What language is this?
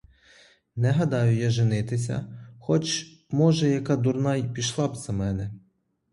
Ukrainian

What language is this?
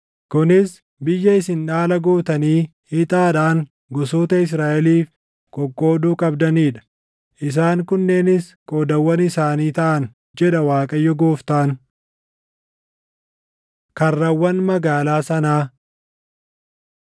Oromo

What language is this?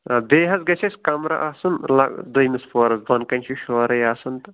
Kashmiri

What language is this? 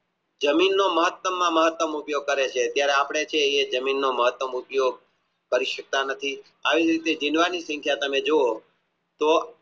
Gujarati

